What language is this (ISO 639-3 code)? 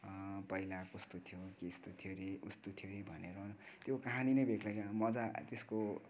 nep